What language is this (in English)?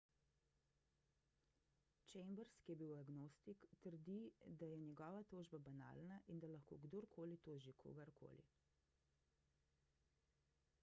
Slovenian